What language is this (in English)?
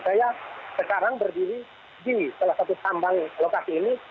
Indonesian